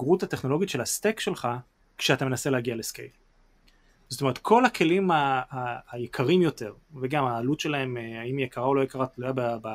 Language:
Hebrew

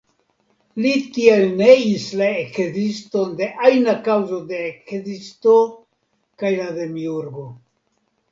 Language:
Esperanto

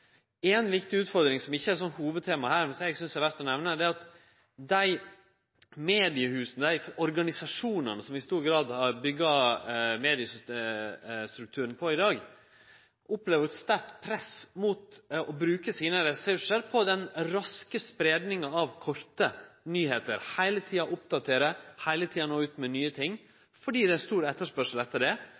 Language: Norwegian Nynorsk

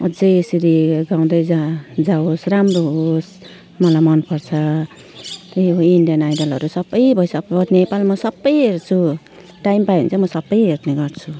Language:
Nepali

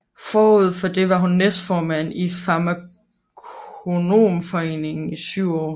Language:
Danish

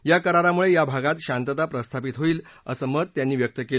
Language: Marathi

